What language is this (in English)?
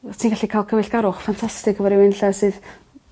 Welsh